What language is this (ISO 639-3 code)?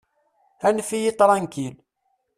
kab